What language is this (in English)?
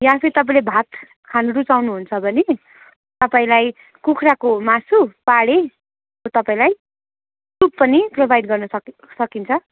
Nepali